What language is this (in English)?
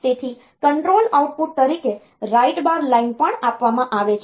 Gujarati